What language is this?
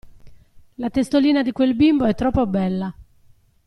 Italian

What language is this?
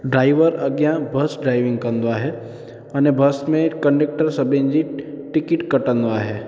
Sindhi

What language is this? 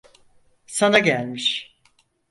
Turkish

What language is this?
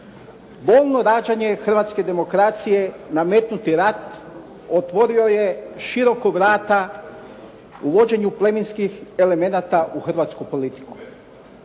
Croatian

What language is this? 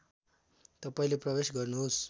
Nepali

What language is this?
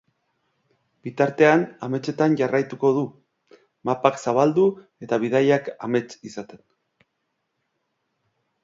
Basque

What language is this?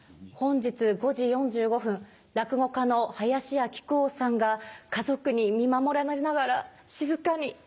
Japanese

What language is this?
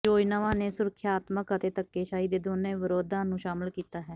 Punjabi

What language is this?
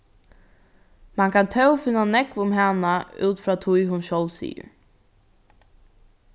Faroese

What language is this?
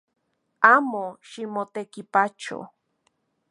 Central Puebla Nahuatl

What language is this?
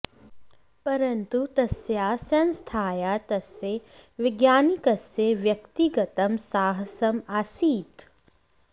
Sanskrit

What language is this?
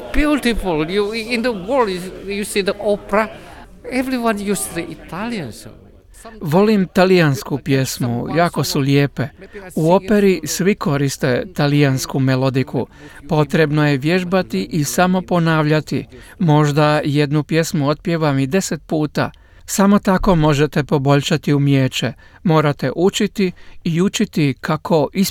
Croatian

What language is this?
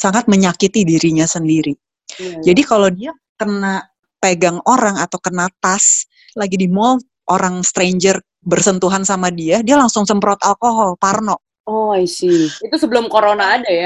Indonesian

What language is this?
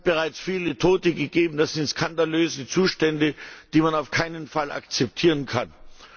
German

